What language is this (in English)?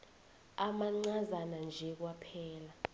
South Ndebele